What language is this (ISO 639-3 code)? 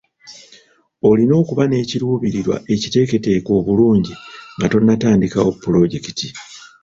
lug